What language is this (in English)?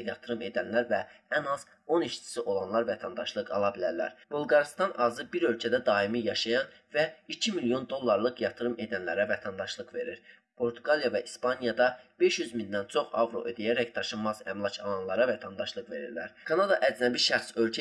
Azerbaijani